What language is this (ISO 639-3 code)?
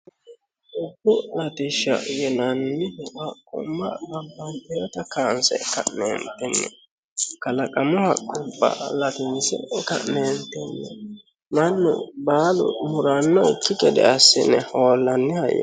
sid